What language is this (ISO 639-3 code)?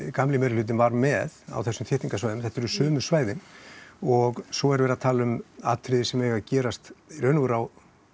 isl